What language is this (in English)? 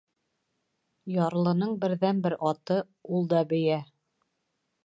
Bashkir